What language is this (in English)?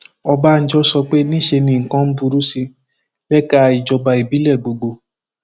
Yoruba